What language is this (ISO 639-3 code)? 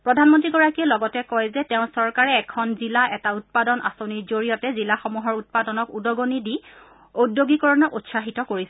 asm